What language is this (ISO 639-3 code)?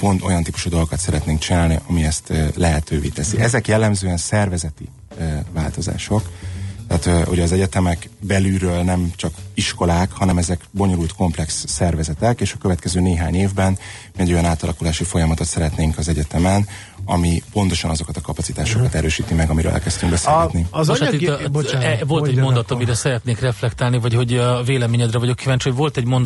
hun